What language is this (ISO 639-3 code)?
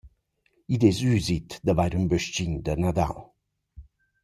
roh